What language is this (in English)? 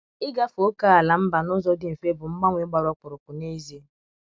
Igbo